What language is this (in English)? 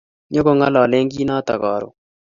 Kalenjin